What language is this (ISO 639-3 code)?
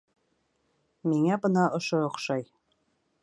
bak